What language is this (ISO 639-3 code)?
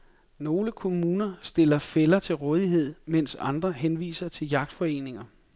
dan